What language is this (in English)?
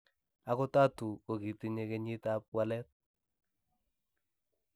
Kalenjin